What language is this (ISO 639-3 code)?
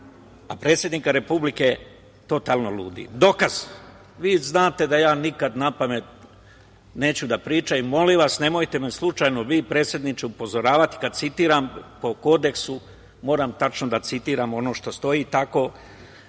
srp